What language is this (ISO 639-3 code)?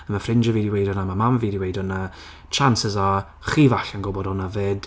cym